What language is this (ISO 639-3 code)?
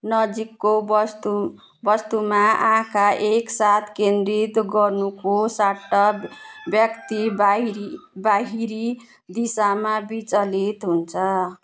nep